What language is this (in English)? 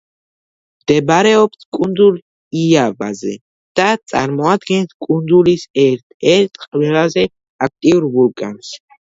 Georgian